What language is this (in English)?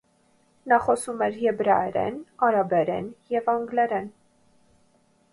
Armenian